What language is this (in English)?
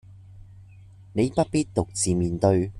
Cantonese